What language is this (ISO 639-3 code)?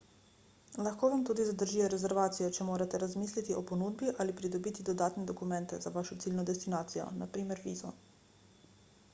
slv